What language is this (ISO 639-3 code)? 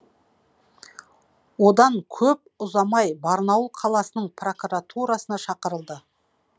kaz